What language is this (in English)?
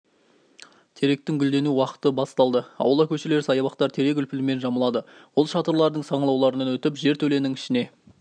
Kazakh